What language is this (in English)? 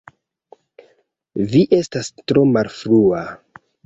Esperanto